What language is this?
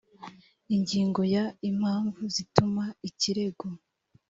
Kinyarwanda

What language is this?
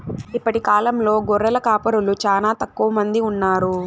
Telugu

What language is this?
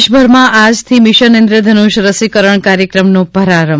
Gujarati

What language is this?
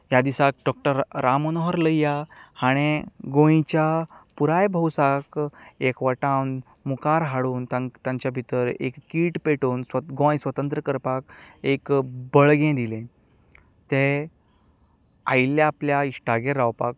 Konkani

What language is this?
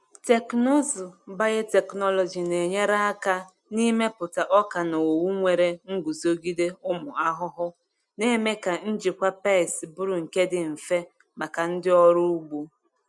Igbo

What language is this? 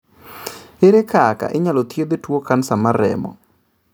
Luo (Kenya and Tanzania)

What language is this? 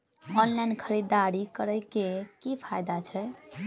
Maithili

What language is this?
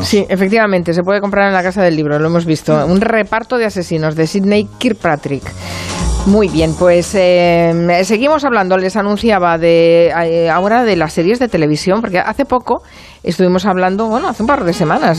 Spanish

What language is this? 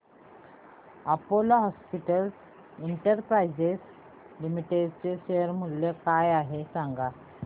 Marathi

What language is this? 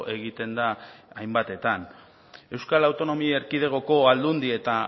Basque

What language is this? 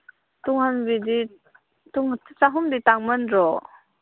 Manipuri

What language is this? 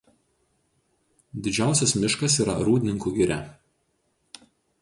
Lithuanian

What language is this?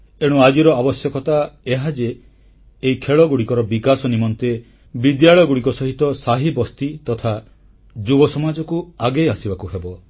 Odia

